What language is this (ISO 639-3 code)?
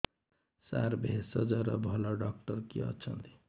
ori